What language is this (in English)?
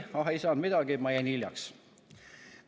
Estonian